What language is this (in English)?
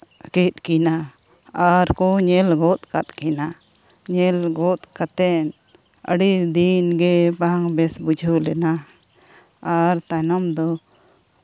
Santali